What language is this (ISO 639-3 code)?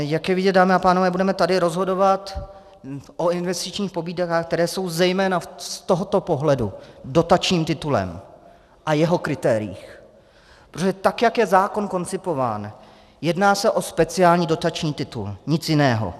ces